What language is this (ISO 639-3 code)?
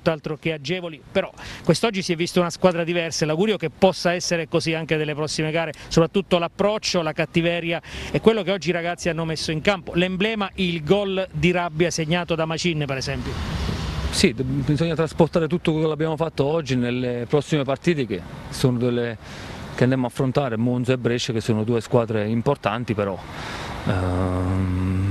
ita